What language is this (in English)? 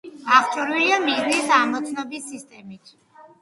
Georgian